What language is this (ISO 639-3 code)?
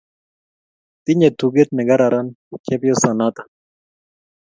kln